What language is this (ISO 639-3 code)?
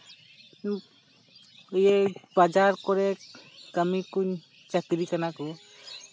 sat